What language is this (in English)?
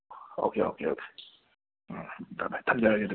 Manipuri